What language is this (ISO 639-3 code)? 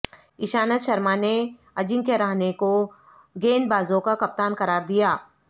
urd